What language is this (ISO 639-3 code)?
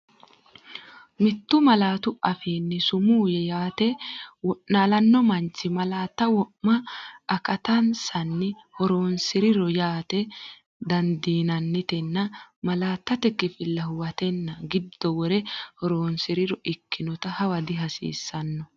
sid